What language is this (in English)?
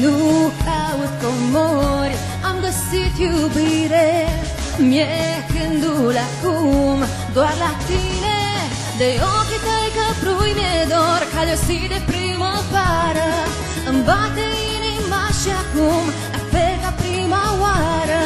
Romanian